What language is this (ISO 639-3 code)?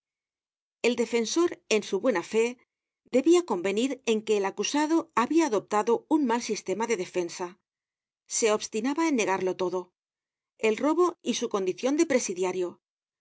spa